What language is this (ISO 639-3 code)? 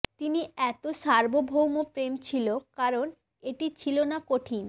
ben